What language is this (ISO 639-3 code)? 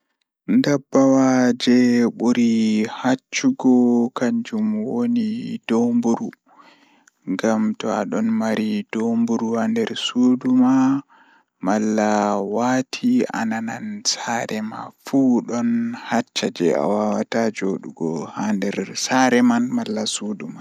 ful